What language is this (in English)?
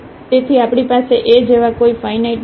Gujarati